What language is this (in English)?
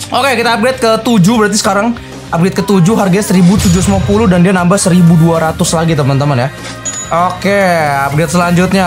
Indonesian